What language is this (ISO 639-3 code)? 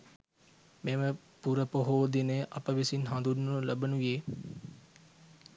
sin